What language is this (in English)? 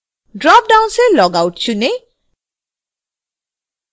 Hindi